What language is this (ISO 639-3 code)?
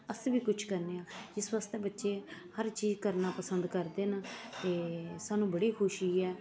doi